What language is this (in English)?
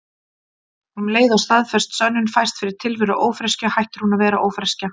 Icelandic